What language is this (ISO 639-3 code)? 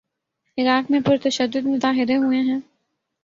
urd